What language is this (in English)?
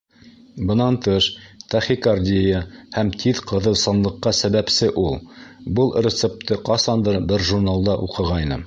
Bashkir